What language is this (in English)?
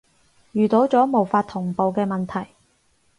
Cantonese